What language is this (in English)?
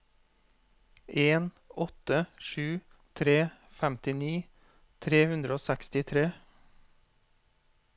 Norwegian